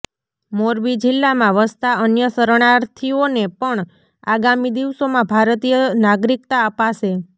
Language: Gujarati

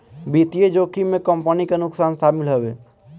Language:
Bhojpuri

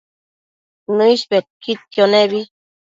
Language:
Matsés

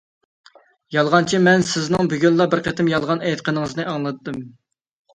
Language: Uyghur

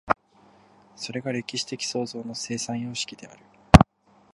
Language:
Japanese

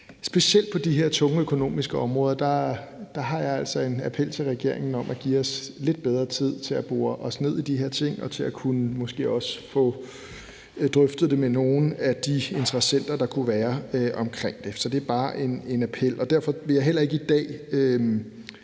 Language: Danish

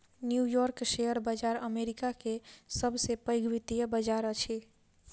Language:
Maithili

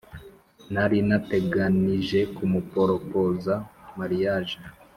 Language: Kinyarwanda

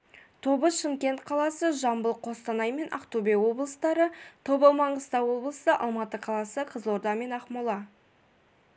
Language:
Kazakh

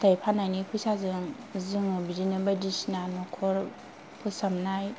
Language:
Bodo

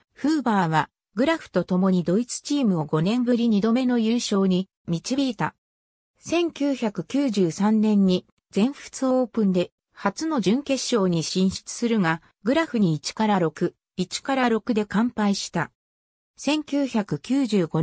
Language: Japanese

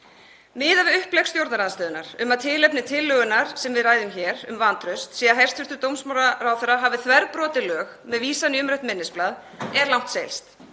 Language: Icelandic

